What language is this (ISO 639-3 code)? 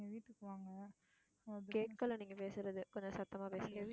tam